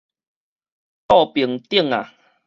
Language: Min Nan Chinese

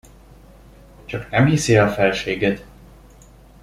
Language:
Hungarian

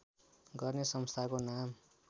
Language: Nepali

